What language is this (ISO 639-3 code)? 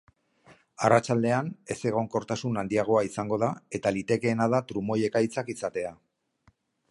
eus